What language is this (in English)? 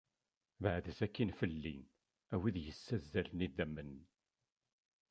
Kabyle